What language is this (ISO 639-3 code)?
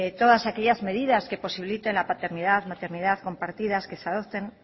spa